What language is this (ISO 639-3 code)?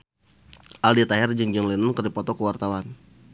sun